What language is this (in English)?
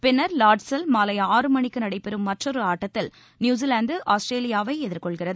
Tamil